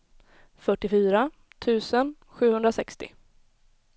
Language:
Swedish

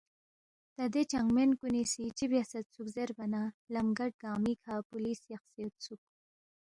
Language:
Balti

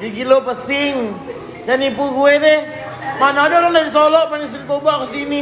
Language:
Indonesian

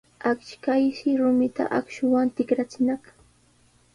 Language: Sihuas Ancash Quechua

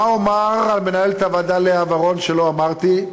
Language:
Hebrew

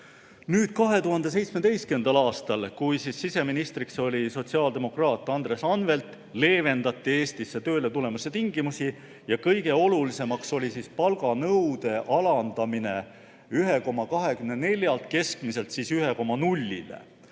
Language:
Estonian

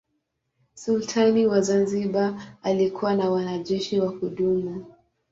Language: Swahili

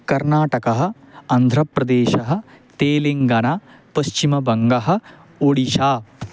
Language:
Sanskrit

